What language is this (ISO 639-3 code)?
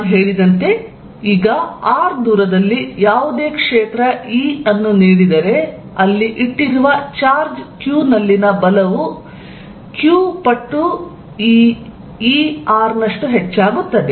kan